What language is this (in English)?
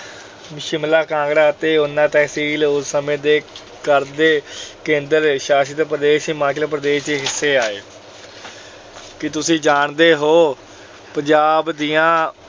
Punjabi